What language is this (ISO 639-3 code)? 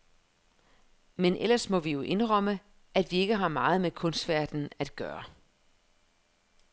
dan